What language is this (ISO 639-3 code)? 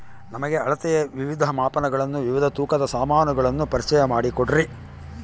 kan